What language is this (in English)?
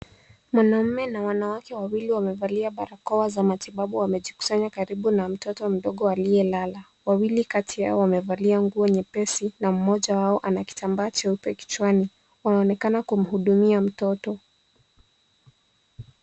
Swahili